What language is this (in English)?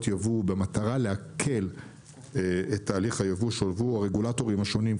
Hebrew